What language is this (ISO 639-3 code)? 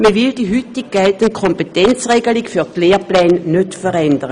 gsw